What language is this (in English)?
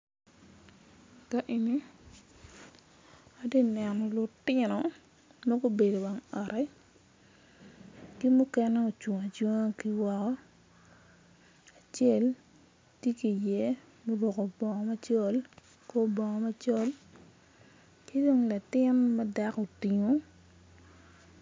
Acoli